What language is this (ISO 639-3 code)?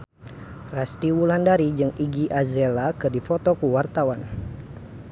sun